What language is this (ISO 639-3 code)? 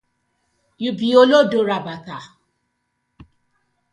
pcm